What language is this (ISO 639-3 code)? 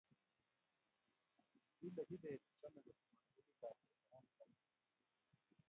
kln